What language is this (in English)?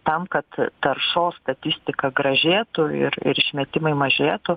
Lithuanian